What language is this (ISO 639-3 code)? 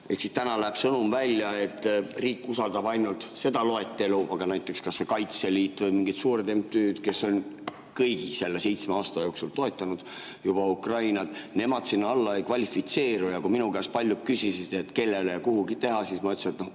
est